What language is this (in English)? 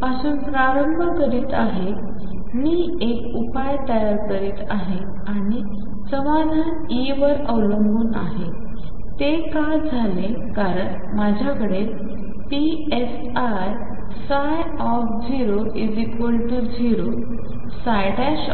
Marathi